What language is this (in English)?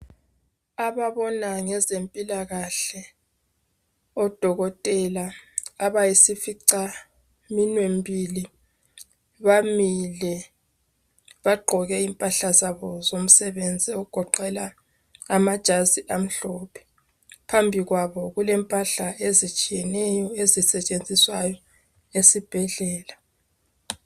North Ndebele